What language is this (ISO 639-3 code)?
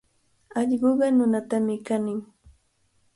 qvl